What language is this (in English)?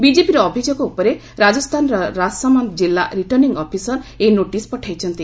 Odia